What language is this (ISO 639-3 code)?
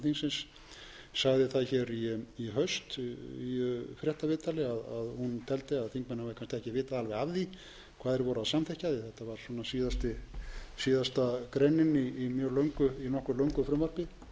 isl